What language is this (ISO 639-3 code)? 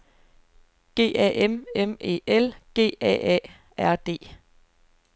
dan